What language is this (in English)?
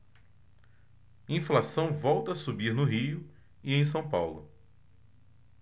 Portuguese